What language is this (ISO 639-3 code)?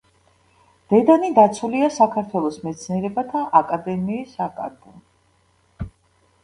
kat